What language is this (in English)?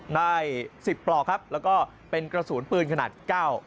Thai